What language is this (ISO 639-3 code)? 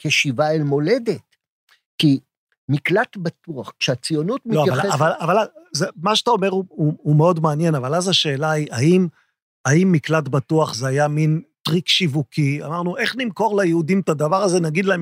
heb